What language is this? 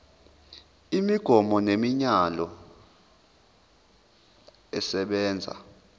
Zulu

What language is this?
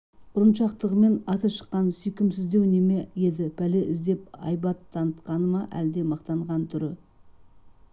Kazakh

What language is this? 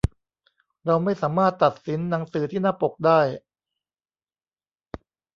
Thai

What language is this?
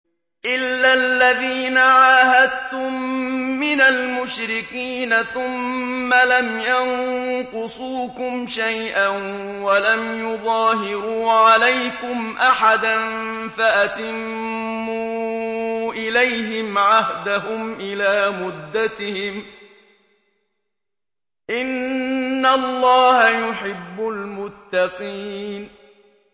Arabic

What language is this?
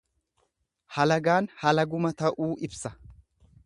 Oromo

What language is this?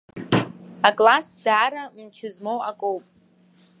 Abkhazian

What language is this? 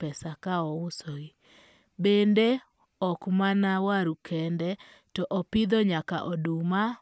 Luo (Kenya and Tanzania)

